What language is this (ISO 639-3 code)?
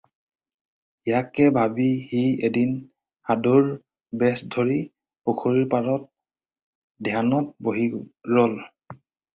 asm